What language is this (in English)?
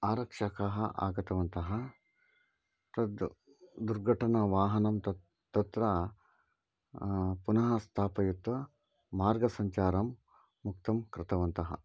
Sanskrit